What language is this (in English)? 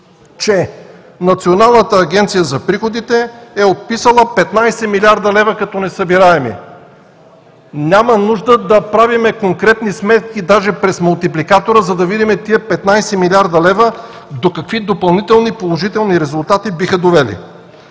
Bulgarian